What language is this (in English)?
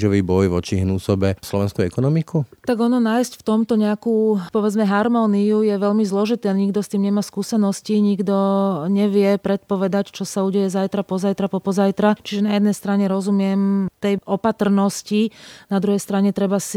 Slovak